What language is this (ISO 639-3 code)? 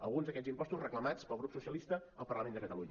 cat